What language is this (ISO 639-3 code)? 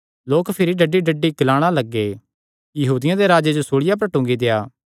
xnr